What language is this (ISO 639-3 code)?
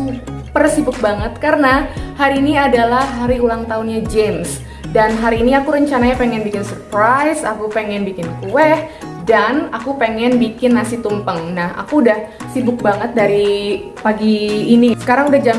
ind